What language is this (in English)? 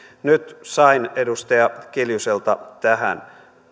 Finnish